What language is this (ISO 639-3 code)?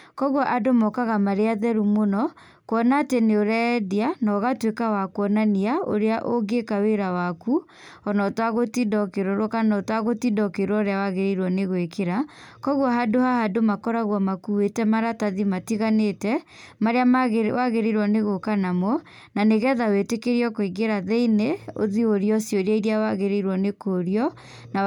kik